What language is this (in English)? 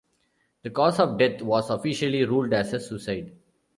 English